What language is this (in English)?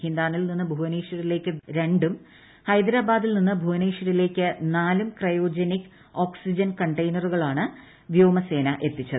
Malayalam